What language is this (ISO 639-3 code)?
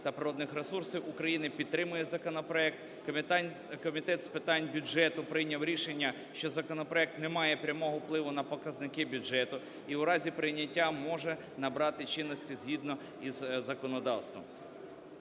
ukr